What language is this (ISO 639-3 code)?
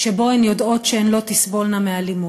heb